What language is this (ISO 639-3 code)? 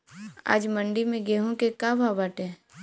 bho